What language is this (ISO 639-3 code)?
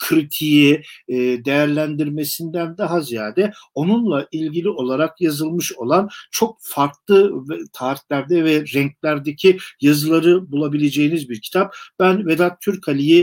tur